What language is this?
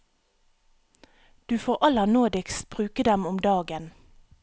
Norwegian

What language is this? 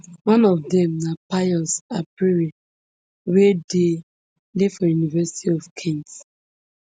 Nigerian Pidgin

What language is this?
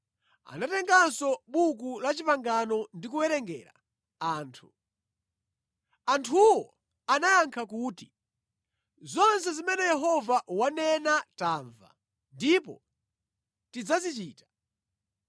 Nyanja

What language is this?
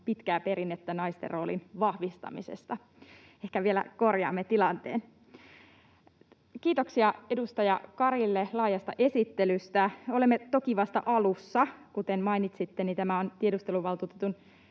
Finnish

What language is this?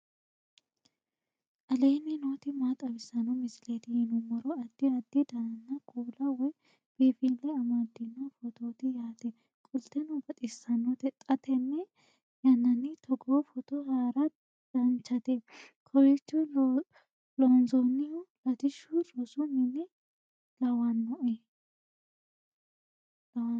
Sidamo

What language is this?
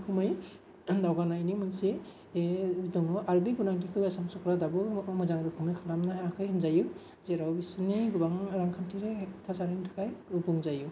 Bodo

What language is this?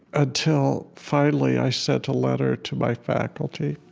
English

